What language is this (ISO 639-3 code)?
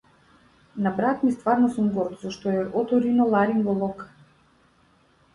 mkd